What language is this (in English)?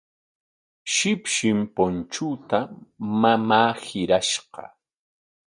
Corongo Ancash Quechua